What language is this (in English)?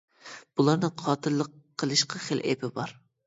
Uyghur